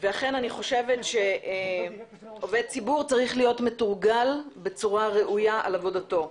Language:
Hebrew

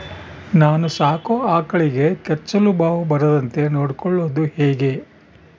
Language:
Kannada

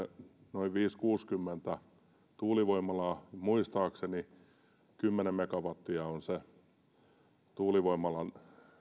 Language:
Finnish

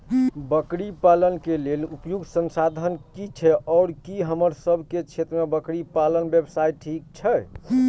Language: Maithili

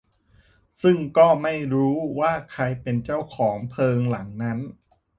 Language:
Thai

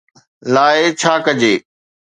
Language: Sindhi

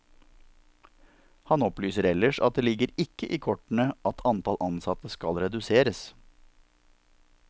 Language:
Norwegian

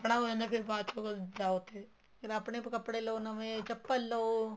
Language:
Punjabi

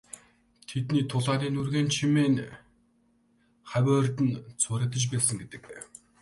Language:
Mongolian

